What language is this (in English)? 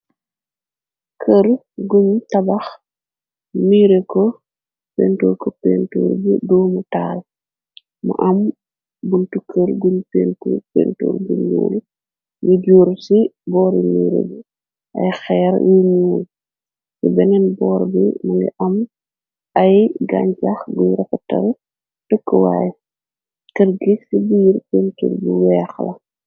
Wolof